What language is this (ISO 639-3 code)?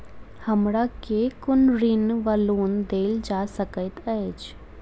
mai